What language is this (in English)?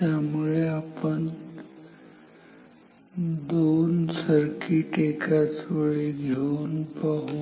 Marathi